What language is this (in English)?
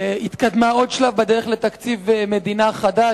Hebrew